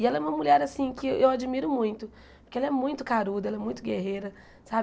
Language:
Portuguese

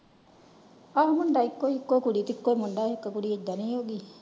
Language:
Punjabi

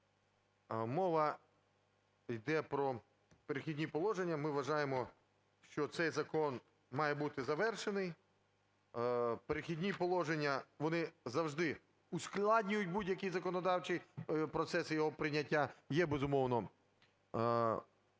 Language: Ukrainian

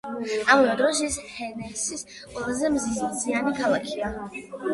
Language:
Georgian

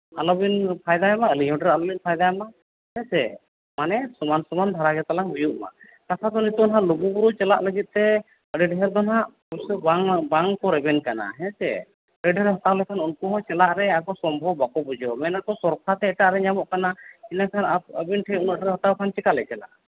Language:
Santali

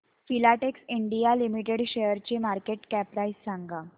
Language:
Marathi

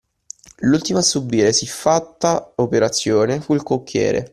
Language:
Italian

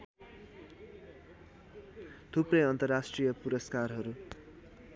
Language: Nepali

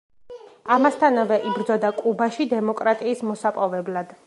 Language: Georgian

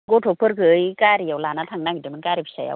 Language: Bodo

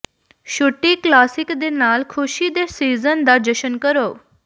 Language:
Punjabi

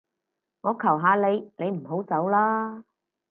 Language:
Cantonese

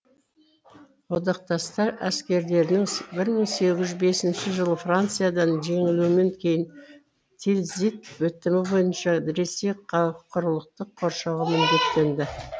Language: Kazakh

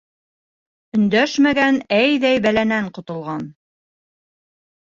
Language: Bashkir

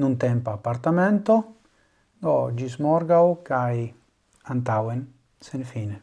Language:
Italian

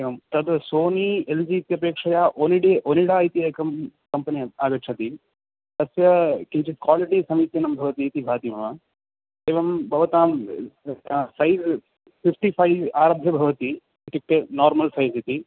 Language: Sanskrit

